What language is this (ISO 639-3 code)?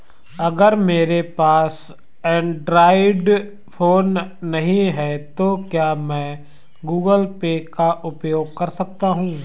hin